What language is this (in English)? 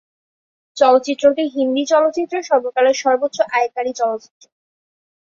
Bangla